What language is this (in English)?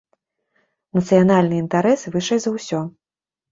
Belarusian